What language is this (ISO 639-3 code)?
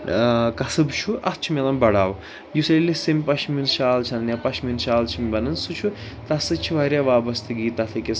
kas